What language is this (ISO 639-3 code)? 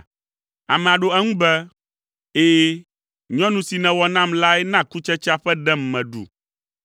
ewe